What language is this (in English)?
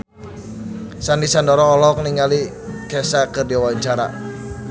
Sundanese